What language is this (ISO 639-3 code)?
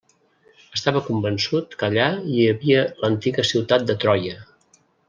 cat